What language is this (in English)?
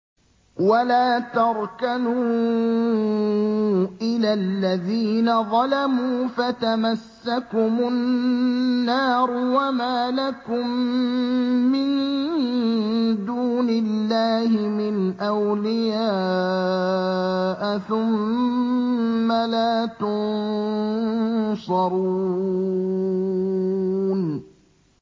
Arabic